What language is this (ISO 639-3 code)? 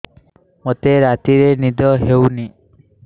ori